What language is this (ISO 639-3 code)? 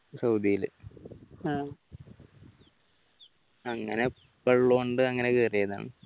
mal